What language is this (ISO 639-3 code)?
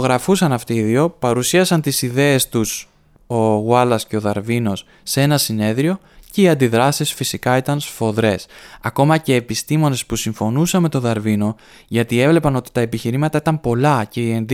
ell